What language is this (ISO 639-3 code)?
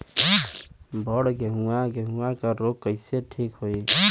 bho